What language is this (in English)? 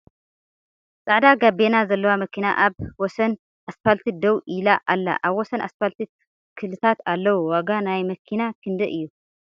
Tigrinya